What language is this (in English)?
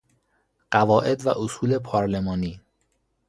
Persian